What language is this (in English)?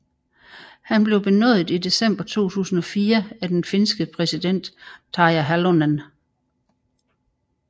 Danish